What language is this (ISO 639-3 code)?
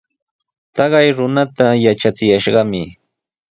qws